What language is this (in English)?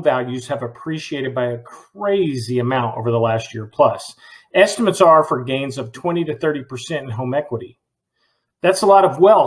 English